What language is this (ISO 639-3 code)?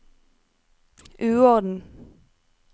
nor